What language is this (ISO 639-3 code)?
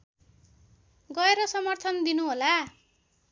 nep